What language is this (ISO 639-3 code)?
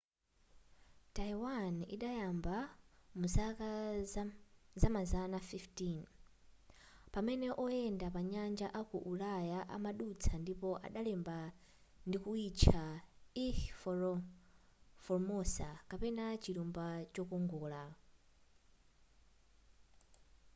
nya